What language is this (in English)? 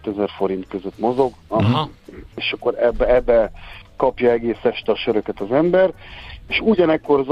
Hungarian